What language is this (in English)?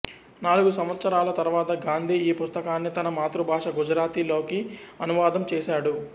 Telugu